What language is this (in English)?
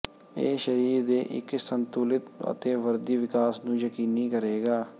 Punjabi